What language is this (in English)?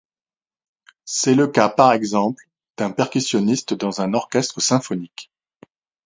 French